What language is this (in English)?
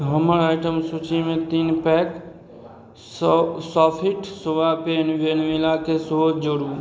Maithili